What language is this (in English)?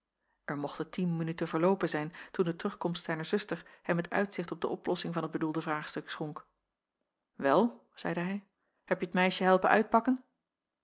Dutch